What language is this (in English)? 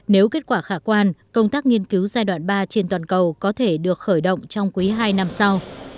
Vietnamese